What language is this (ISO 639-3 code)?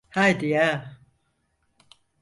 tur